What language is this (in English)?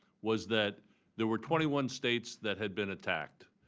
English